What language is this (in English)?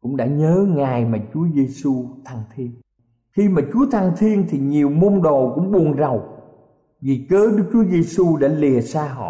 Vietnamese